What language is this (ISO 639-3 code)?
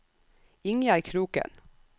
nor